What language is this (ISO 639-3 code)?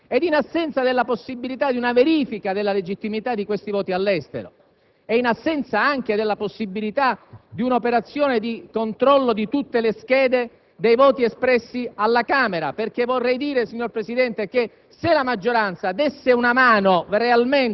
ita